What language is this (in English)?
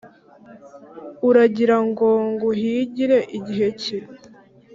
Kinyarwanda